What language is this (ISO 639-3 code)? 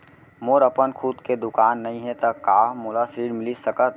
hne